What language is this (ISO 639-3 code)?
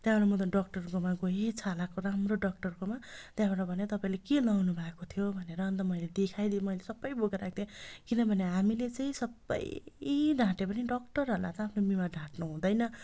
nep